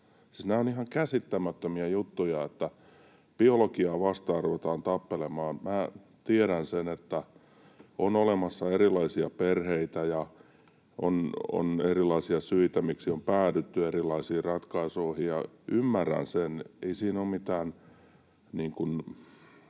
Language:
Finnish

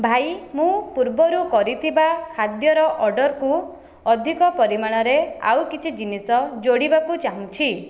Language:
Odia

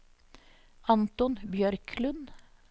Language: Norwegian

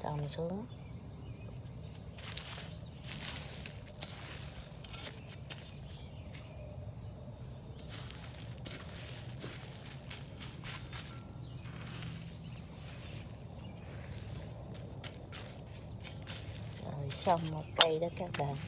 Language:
Vietnamese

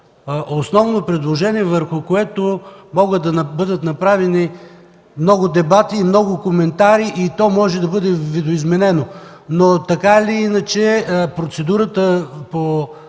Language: Bulgarian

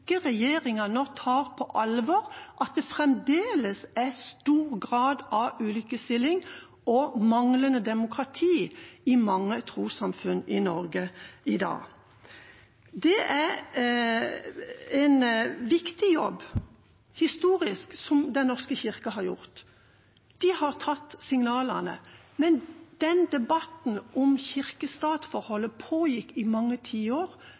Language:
Norwegian Bokmål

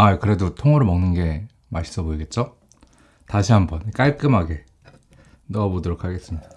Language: Korean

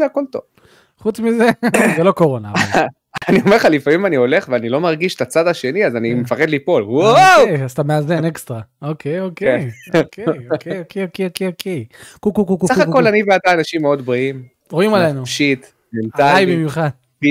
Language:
Hebrew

